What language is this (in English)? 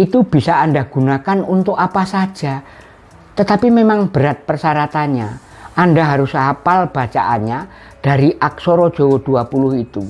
Indonesian